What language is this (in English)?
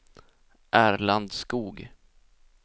Swedish